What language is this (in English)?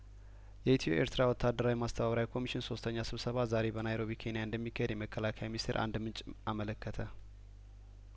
Amharic